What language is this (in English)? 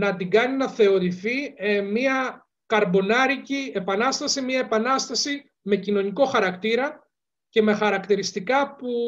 Greek